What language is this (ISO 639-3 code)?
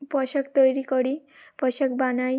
ben